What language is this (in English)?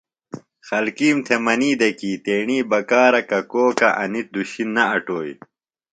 Phalura